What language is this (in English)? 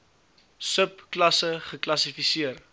Afrikaans